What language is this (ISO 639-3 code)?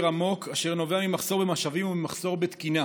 heb